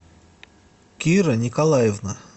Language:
Russian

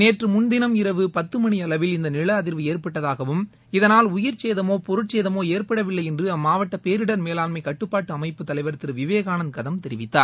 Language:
Tamil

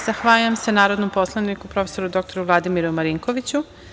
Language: Serbian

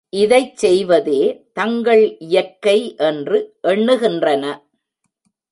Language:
Tamil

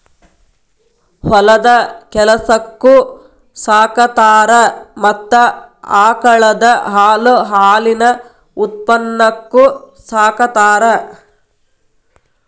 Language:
Kannada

